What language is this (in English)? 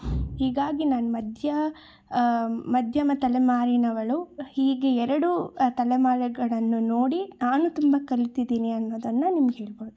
Kannada